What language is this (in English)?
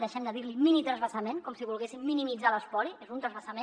Catalan